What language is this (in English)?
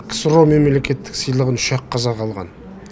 Kazakh